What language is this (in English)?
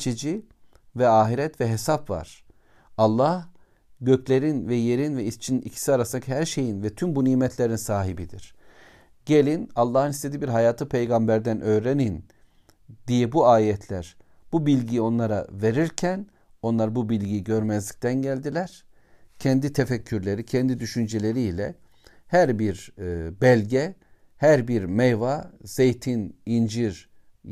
Turkish